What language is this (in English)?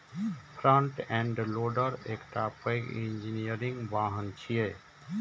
Maithili